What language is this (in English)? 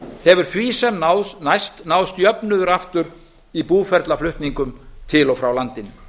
Icelandic